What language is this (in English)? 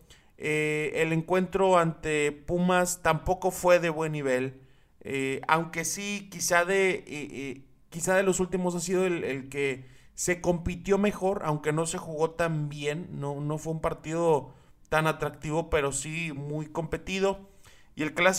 Spanish